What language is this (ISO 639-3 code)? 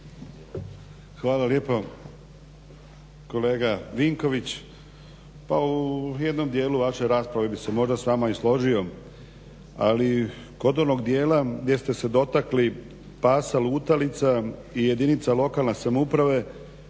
hrv